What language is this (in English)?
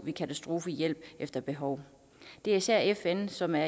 Danish